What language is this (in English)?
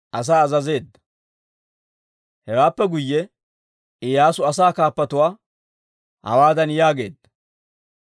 Dawro